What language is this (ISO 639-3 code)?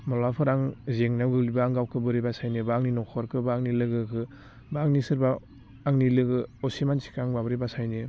brx